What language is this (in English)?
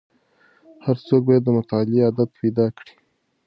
Pashto